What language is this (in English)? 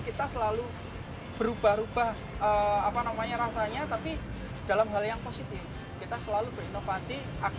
Indonesian